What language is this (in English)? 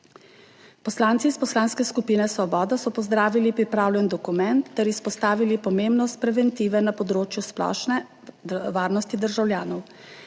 Slovenian